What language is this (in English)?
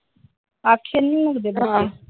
Punjabi